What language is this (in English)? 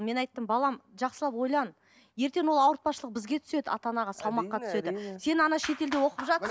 Kazakh